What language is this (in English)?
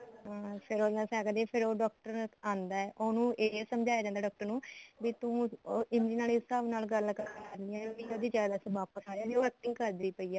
Punjabi